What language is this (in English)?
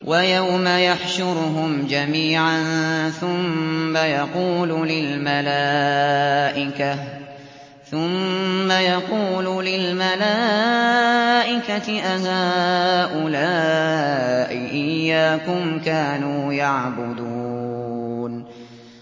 Arabic